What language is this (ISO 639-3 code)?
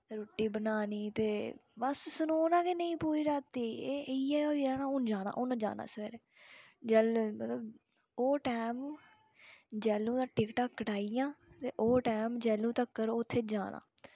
doi